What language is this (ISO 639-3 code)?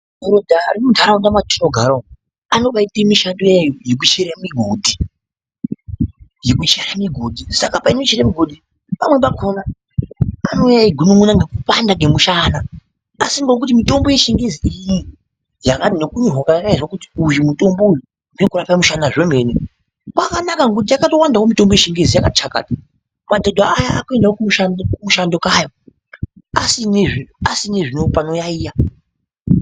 ndc